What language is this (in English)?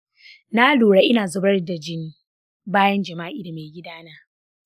Hausa